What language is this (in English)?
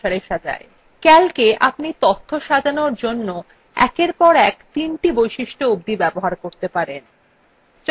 Bangla